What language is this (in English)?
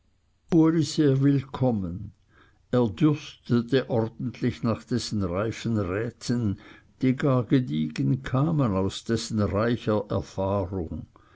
German